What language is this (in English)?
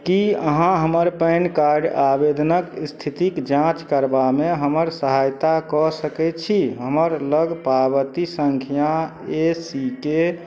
Maithili